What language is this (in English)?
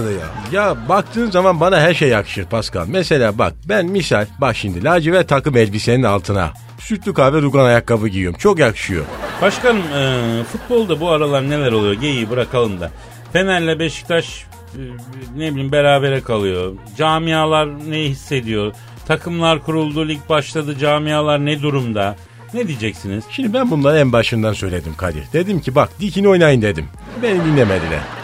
Turkish